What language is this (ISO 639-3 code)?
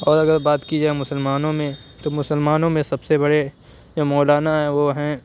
urd